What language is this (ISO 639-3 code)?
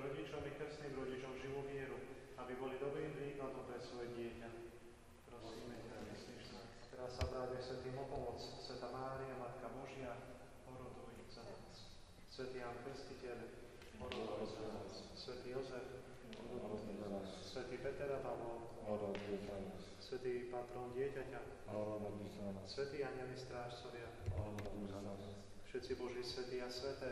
ron